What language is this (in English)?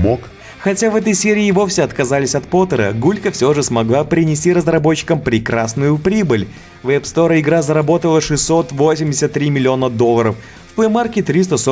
Russian